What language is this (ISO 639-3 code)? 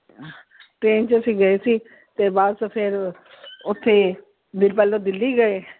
pan